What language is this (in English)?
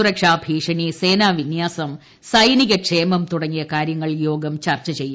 Malayalam